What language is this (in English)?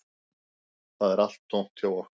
Icelandic